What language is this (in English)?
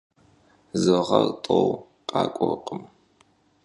Kabardian